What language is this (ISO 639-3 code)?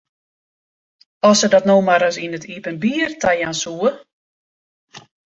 fry